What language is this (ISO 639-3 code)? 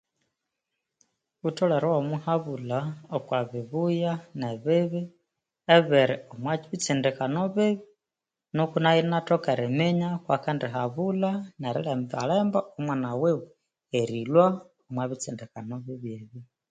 koo